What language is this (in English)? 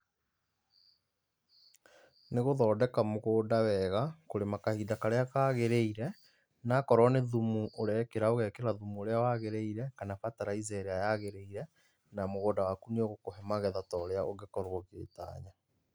Kikuyu